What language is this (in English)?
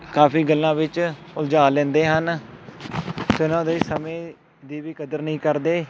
Punjabi